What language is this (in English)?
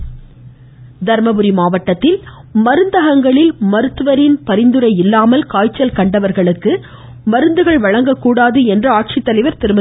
Tamil